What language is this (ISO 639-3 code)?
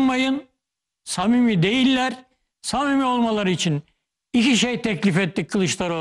tur